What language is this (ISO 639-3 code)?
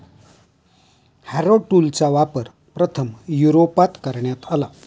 mar